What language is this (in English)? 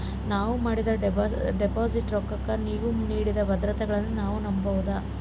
Kannada